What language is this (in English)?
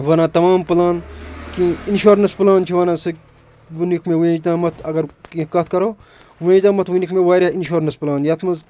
Kashmiri